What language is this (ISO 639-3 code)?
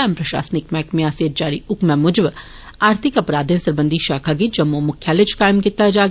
doi